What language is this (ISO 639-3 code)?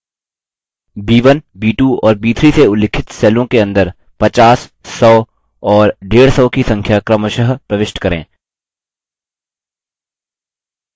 hin